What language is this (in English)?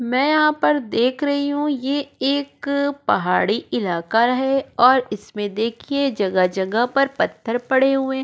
Hindi